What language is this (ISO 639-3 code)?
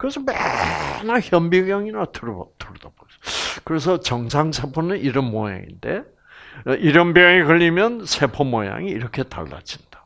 kor